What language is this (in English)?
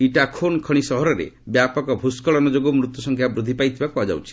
Odia